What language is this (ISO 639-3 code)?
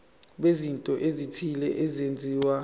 zul